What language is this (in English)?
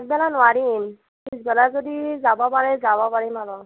Assamese